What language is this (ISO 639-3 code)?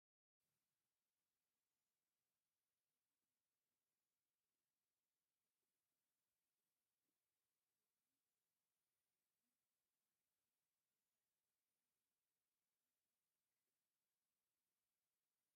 tir